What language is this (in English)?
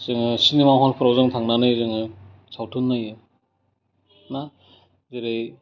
Bodo